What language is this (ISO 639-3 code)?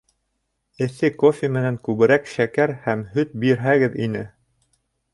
bak